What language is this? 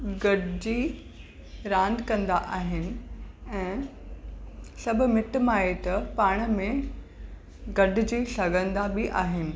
Sindhi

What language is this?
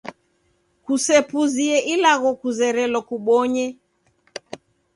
Taita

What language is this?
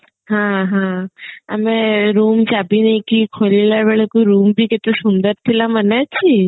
Odia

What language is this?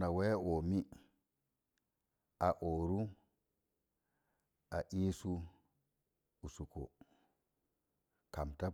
Mom Jango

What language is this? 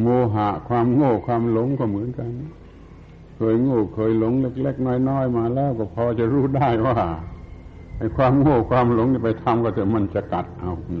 Thai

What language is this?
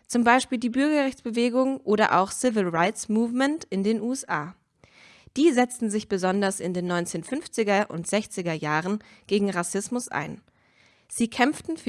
German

